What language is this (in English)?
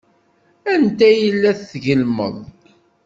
Kabyle